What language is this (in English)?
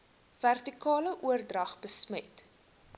Afrikaans